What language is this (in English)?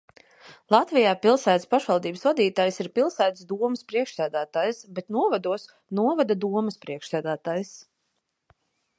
Latvian